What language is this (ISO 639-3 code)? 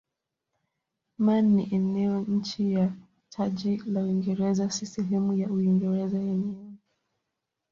swa